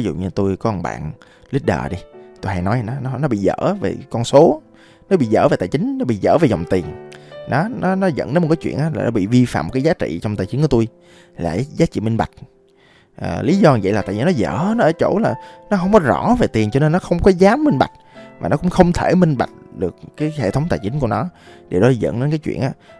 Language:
Vietnamese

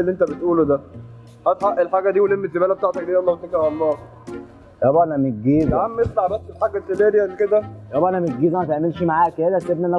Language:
Arabic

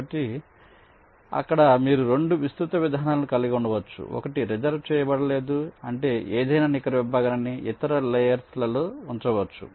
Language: Telugu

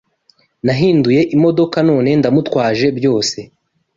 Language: Kinyarwanda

